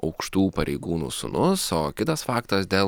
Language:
Lithuanian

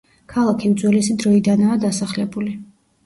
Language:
Georgian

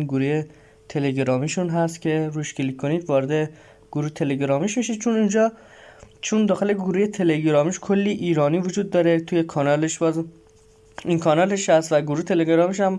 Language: Persian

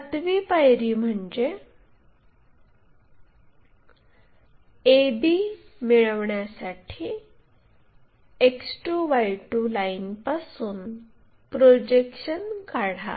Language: Marathi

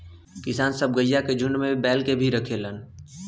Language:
Bhojpuri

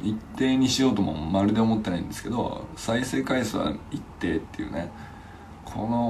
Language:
Japanese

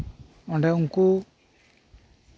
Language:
Santali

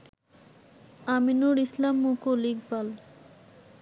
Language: Bangla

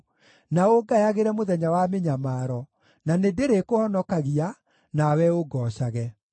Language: Kikuyu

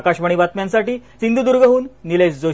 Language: Marathi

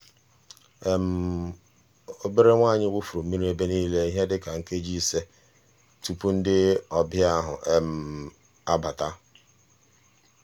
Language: Igbo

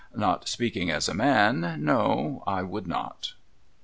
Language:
English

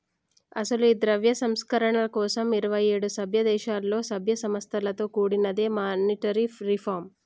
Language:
Telugu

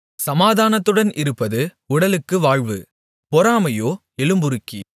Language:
Tamil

